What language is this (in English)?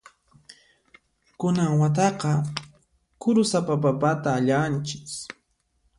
Puno Quechua